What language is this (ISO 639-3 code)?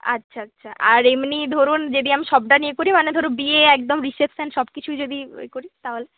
ben